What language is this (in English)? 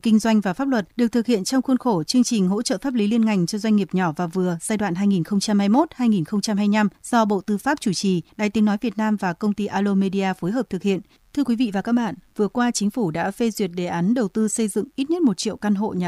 Vietnamese